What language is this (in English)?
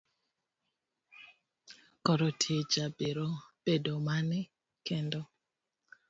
Luo (Kenya and Tanzania)